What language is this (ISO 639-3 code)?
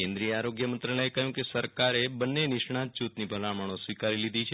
guj